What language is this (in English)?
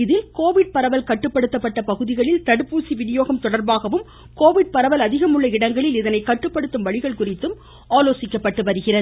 Tamil